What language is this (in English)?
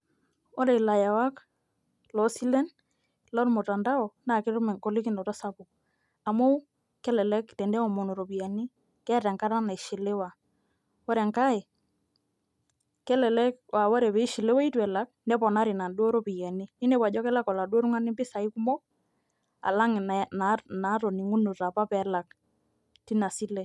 Masai